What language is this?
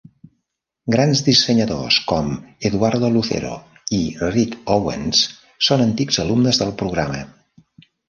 Catalan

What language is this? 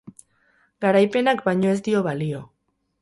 Basque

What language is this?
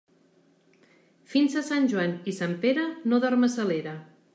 Catalan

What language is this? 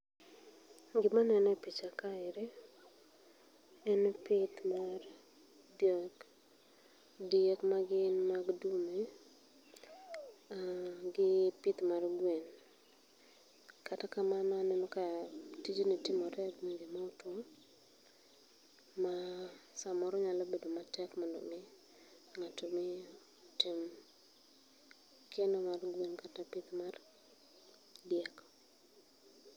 Luo (Kenya and Tanzania)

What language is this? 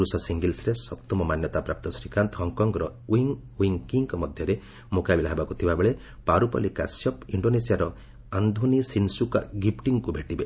Odia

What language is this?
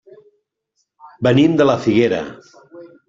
Catalan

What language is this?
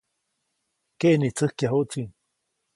Copainalá Zoque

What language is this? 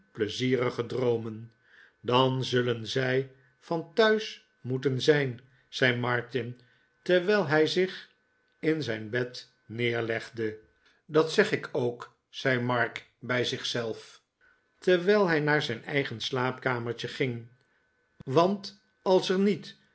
Dutch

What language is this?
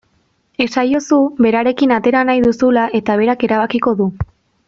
Basque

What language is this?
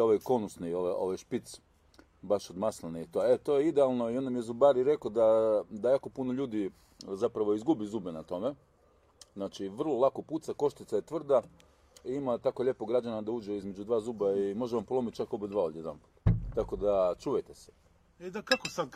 Croatian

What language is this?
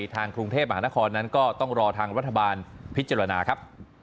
Thai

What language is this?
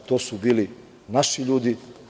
Serbian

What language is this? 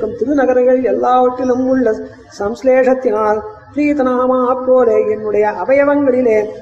Tamil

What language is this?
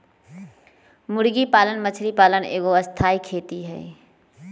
Magahi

